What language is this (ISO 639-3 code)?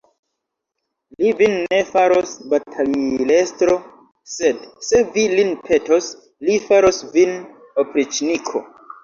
epo